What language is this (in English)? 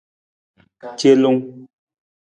Nawdm